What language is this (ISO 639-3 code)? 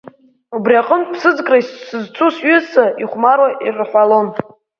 abk